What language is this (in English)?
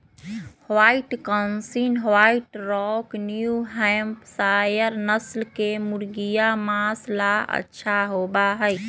Magahi